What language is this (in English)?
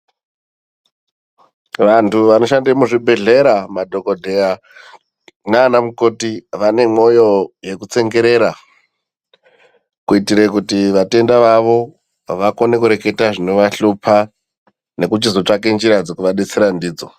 Ndau